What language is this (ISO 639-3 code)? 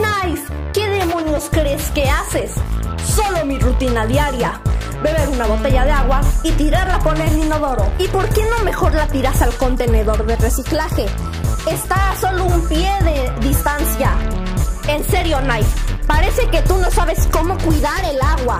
spa